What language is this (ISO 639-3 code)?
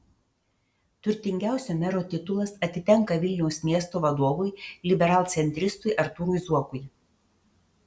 lit